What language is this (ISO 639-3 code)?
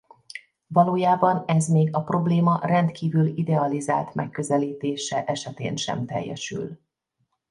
hun